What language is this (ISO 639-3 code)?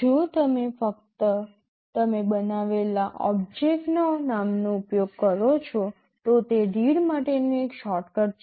guj